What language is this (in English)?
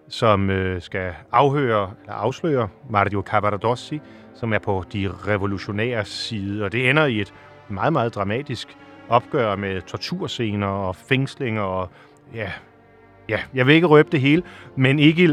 Danish